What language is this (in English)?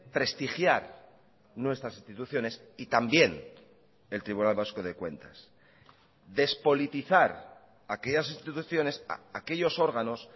Spanish